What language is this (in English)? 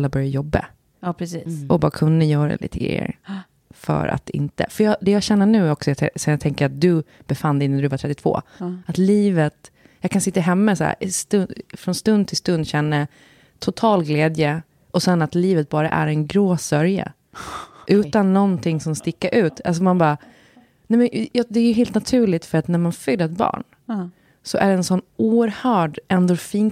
Swedish